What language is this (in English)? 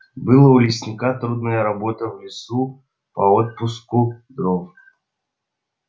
Russian